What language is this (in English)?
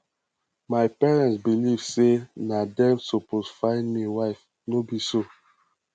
Nigerian Pidgin